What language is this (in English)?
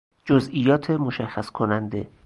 Persian